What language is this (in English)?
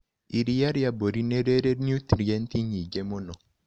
Kikuyu